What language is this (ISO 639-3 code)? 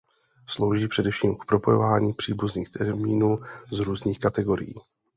ces